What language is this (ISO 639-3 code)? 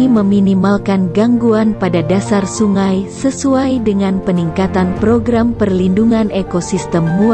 ind